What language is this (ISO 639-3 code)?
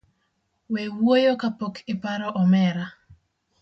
luo